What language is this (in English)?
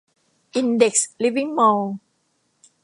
Thai